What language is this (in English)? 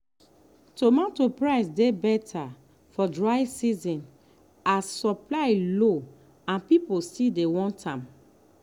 Nigerian Pidgin